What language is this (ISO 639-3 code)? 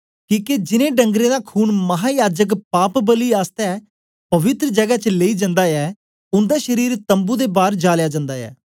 doi